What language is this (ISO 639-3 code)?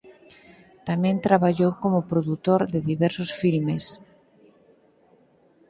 glg